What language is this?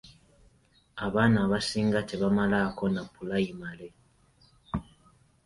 Ganda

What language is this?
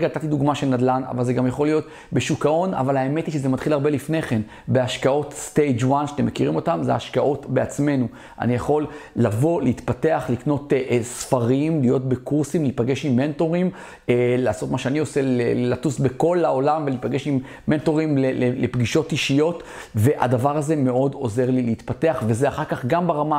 Hebrew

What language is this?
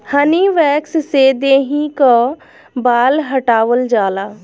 Bhojpuri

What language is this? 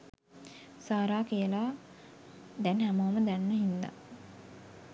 Sinhala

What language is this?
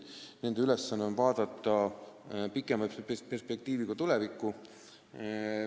Estonian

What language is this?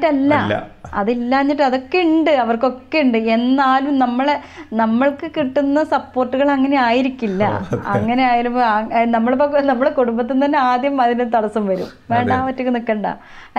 Malayalam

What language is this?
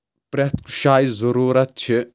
Kashmiri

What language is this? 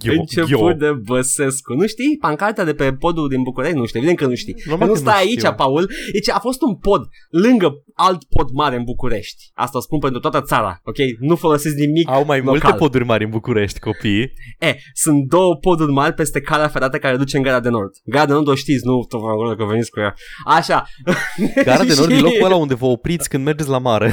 Romanian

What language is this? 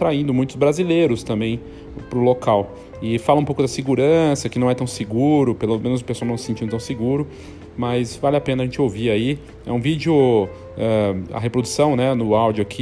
Portuguese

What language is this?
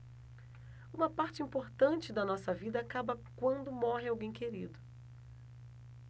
Portuguese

